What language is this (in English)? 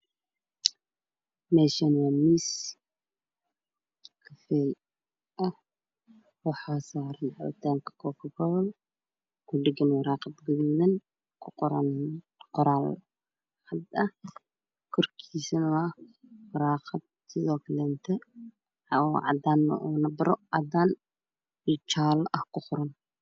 Somali